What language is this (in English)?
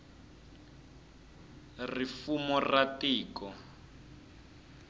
Tsonga